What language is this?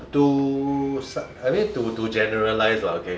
English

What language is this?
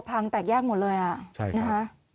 Thai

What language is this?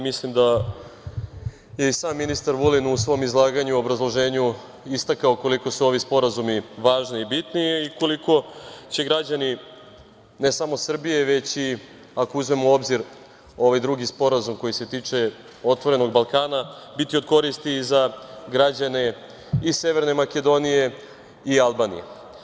Serbian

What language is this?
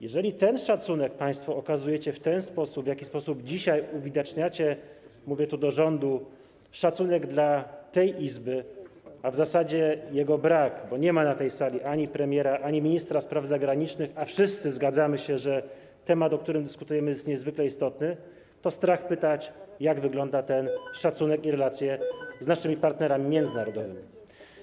Polish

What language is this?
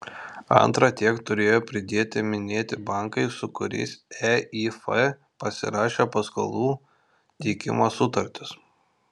Lithuanian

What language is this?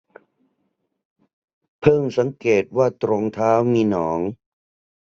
Thai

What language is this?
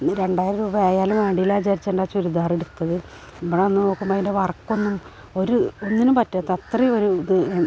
Malayalam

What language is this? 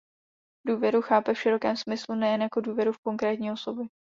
Czech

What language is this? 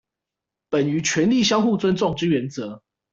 Chinese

